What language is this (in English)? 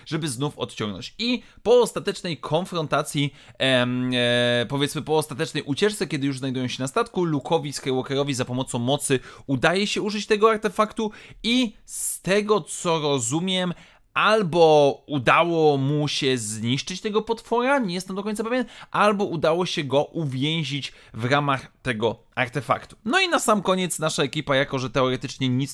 Polish